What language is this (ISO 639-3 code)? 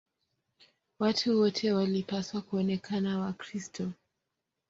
swa